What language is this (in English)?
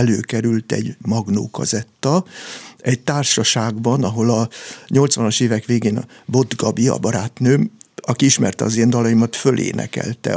Hungarian